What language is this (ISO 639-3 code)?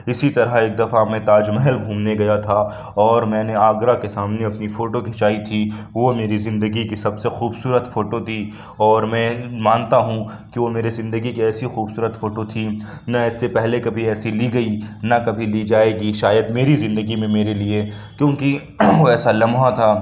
urd